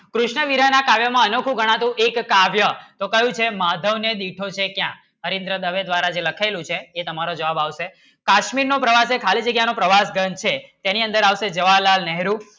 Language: Gujarati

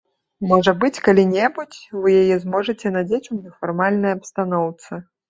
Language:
Belarusian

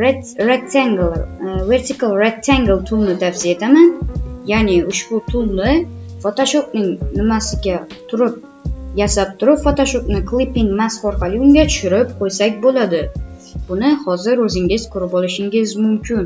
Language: Uzbek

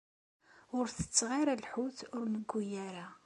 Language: Kabyle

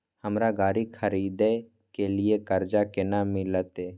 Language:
Maithili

